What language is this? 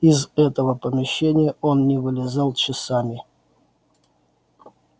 Russian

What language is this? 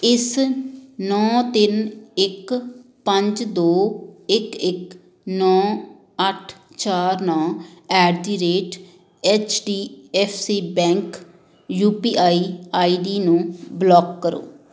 Punjabi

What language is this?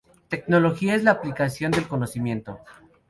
Spanish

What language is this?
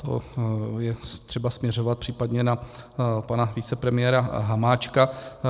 Czech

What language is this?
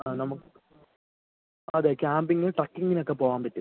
Malayalam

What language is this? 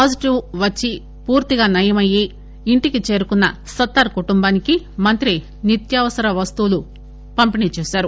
Telugu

